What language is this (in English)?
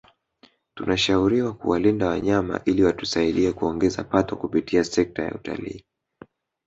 Swahili